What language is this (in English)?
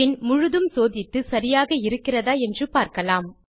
Tamil